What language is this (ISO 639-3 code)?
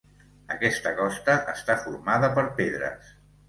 cat